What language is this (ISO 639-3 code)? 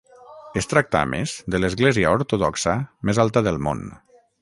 cat